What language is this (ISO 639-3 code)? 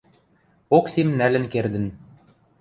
mrj